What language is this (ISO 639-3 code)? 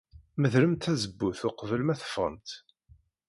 kab